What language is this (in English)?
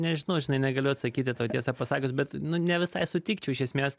Lithuanian